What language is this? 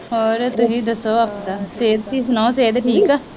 Punjabi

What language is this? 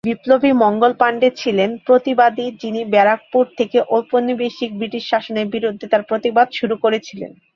Bangla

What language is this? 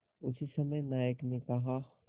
Hindi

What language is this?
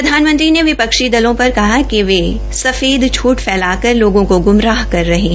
Hindi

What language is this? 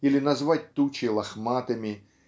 Russian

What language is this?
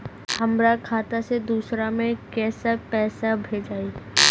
Bhojpuri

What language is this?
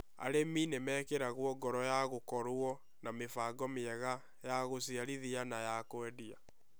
Kikuyu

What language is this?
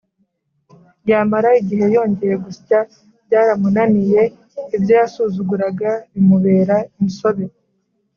Kinyarwanda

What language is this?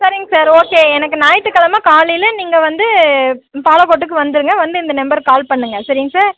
Tamil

